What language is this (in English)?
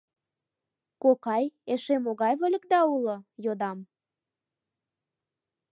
Mari